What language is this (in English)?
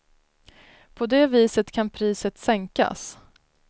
Swedish